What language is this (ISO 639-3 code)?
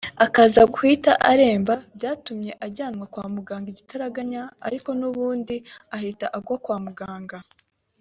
kin